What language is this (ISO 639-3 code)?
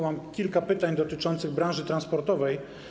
pol